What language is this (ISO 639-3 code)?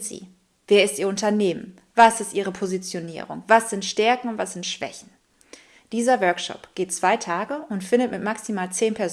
deu